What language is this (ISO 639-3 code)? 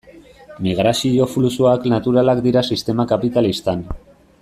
eus